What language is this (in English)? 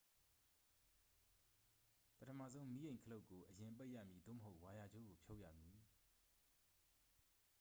Burmese